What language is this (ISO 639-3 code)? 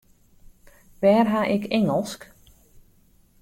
fry